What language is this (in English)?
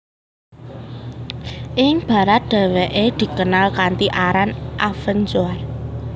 Javanese